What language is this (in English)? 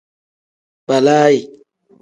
Tem